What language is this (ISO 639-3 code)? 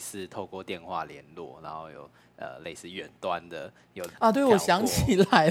zho